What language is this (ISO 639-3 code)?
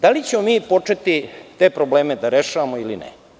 srp